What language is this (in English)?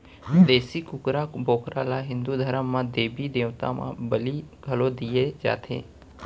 Chhattisgarhi